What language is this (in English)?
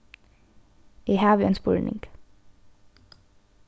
Faroese